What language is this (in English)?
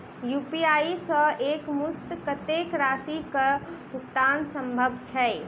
Maithili